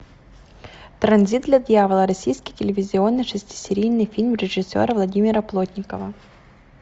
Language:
Russian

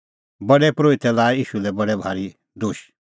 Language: Kullu Pahari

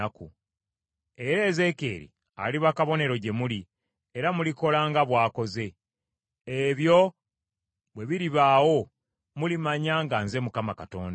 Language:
Ganda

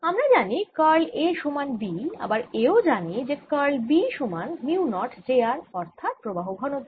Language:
Bangla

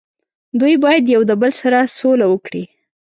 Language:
Pashto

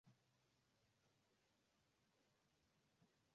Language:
Swahili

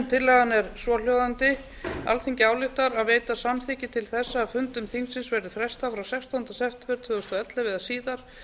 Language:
Icelandic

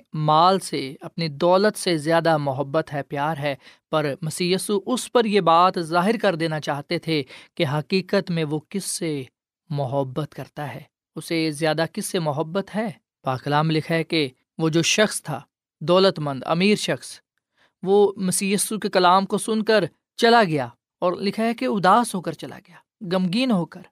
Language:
Urdu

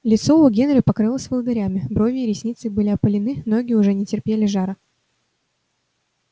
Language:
Russian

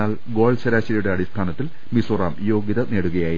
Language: Malayalam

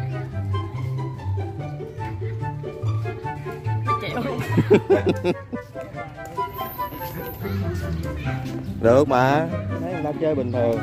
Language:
Vietnamese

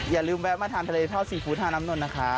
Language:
Thai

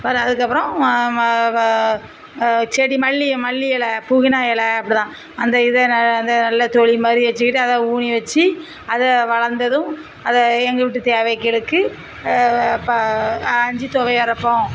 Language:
Tamil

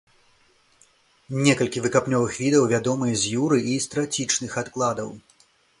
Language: Belarusian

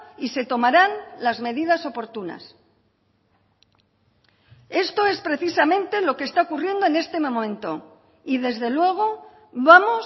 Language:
Spanish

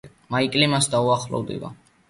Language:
Georgian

